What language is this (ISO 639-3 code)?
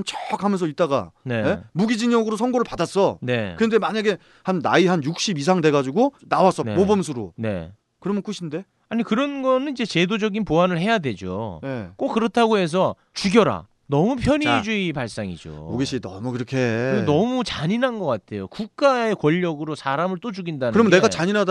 kor